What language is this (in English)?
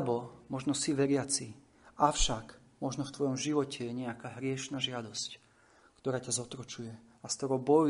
Slovak